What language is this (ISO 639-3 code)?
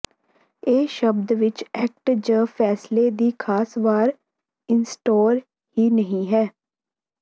pan